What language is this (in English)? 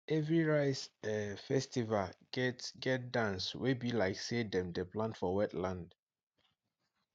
Nigerian Pidgin